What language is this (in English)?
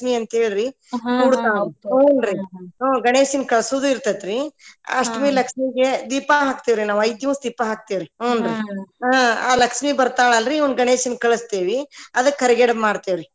Kannada